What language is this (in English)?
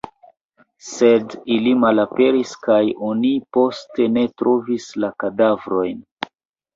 Esperanto